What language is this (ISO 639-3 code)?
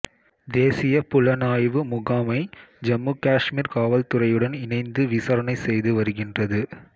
tam